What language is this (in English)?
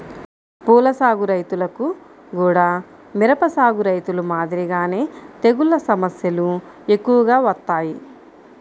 Telugu